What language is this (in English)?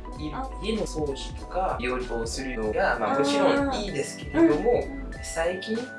Japanese